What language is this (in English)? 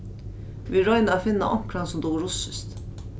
Faroese